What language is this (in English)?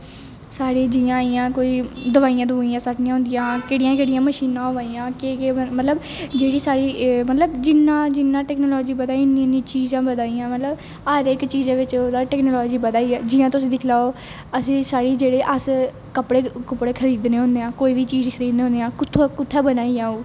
Dogri